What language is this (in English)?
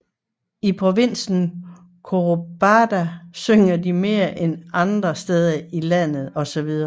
Danish